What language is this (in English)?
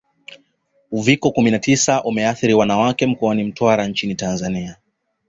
Swahili